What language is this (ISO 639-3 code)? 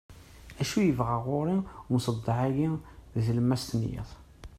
kab